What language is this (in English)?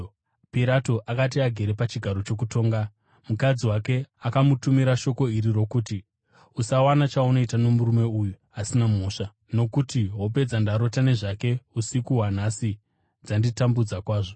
Shona